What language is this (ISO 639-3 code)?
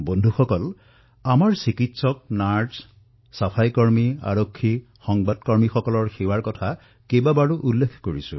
asm